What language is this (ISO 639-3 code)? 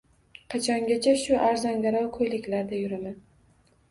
uzb